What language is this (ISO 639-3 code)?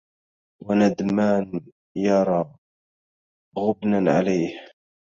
ara